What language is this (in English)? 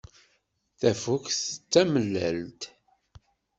Kabyle